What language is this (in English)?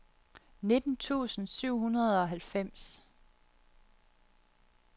Danish